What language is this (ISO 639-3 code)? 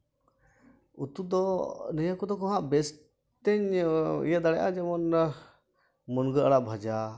sat